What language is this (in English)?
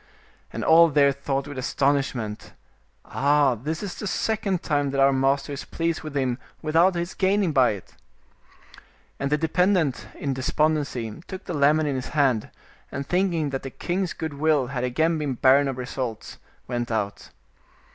English